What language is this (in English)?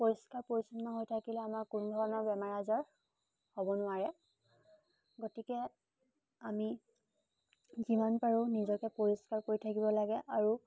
Assamese